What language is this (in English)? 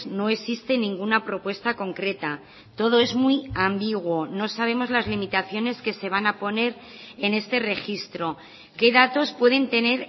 Spanish